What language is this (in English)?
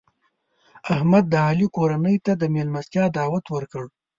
Pashto